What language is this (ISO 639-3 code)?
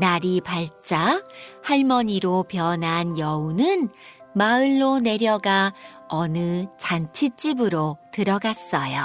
kor